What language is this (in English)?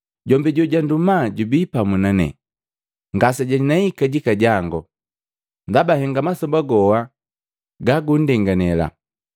Matengo